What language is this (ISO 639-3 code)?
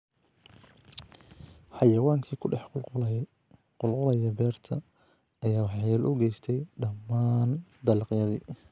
som